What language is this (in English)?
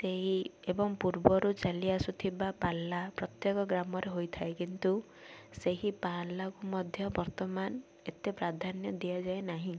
Odia